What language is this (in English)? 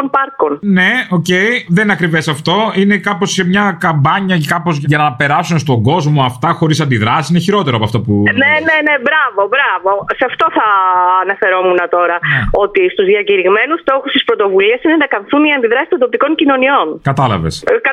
Greek